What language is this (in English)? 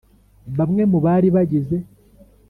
Kinyarwanda